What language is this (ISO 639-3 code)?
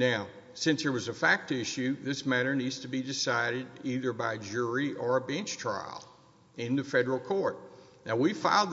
eng